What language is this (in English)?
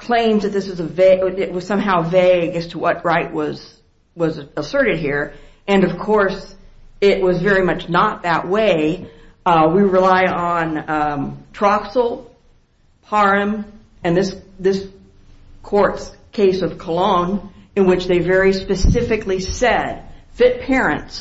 English